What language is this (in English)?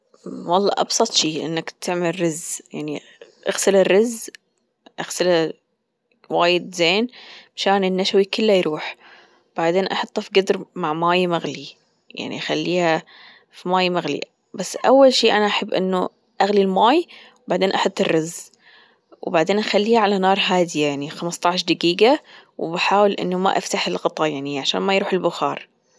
Gulf Arabic